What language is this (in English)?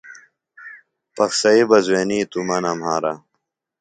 Phalura